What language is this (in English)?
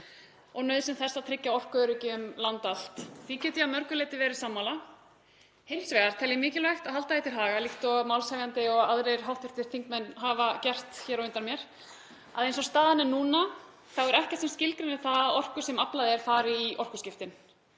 Icelandic